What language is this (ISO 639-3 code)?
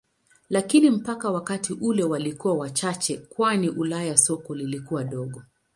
swa